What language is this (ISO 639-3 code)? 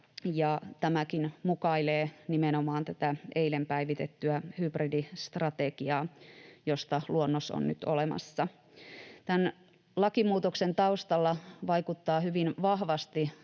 fin